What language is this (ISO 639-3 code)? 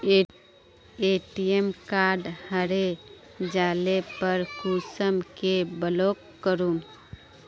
mag